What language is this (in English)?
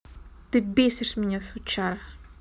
Russian